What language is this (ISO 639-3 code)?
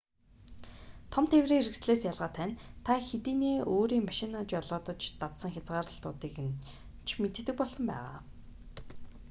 mon